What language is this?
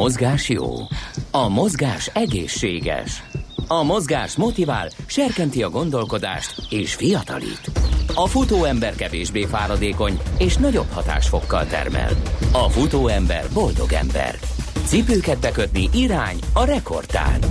Hungarian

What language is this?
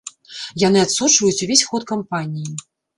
Belarusian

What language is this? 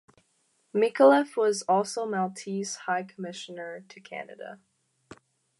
English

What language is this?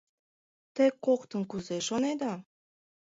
Mari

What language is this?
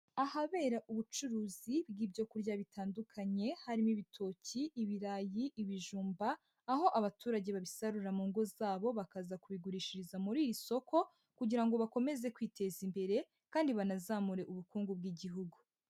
Kinyarwanda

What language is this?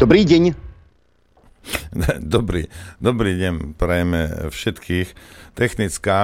Slovak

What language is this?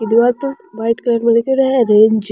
Rajasthani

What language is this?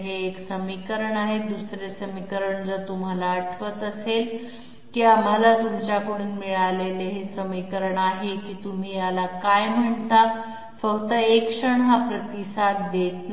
Marathi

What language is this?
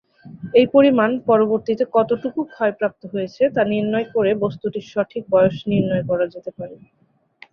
Bangla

